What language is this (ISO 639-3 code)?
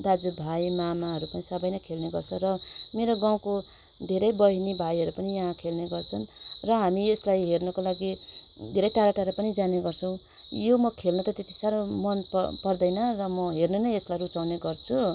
nep